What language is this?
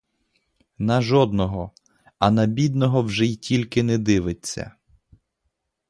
Ukrainian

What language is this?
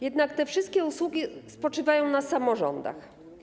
Polish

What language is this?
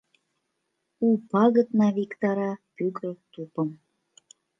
Mari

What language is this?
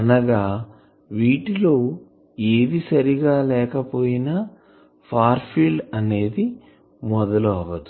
Telugu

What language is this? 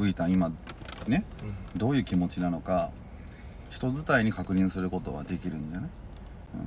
Japanese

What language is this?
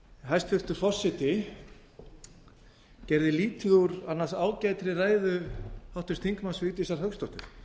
Icelandic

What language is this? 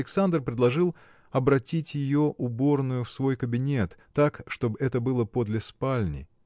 Russian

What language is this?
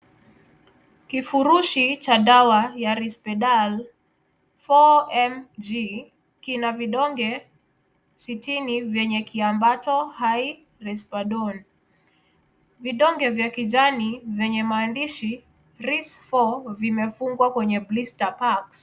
Swahili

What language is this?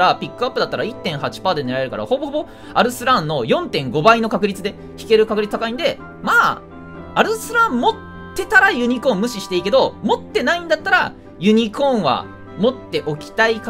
Japanese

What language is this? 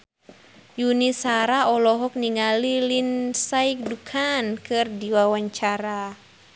Sundanese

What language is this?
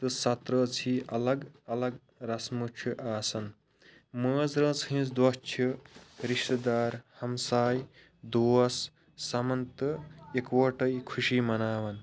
Kashmiri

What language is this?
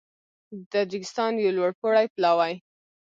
Pashto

